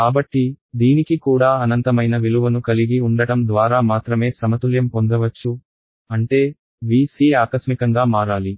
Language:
Telugu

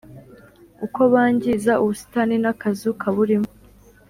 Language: Kinyarwanda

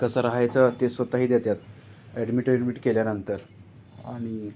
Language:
Marathi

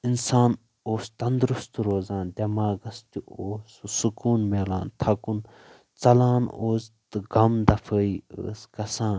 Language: Kashmiri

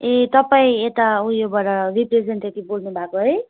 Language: Nepali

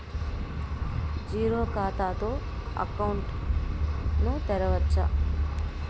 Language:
Telugu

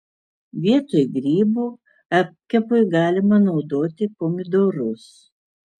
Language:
Lithuanian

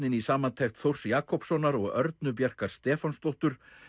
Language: Icelandic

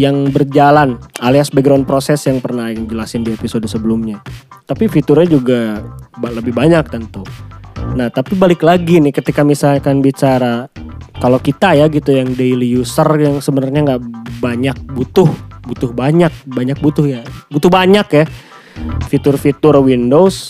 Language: Indonesian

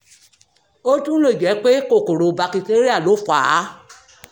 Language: Yoruba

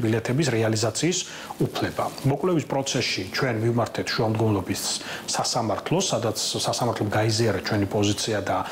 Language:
Romanian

